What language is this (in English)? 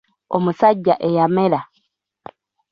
Ganda